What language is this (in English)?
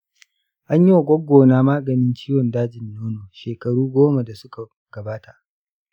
Hausa